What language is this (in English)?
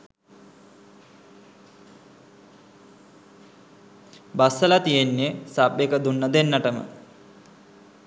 Sinhala